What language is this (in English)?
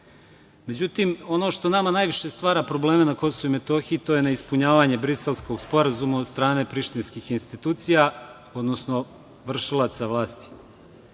Serbian